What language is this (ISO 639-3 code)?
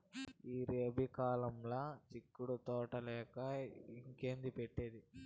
tel